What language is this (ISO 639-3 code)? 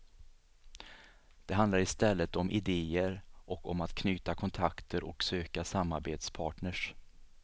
swe